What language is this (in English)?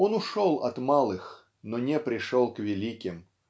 Russian